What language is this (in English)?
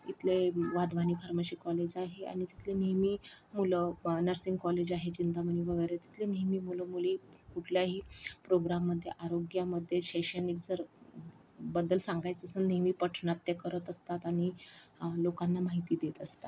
Marathi